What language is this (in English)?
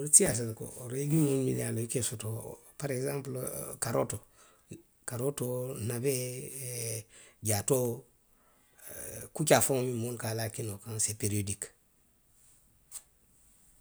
Western Maninkakan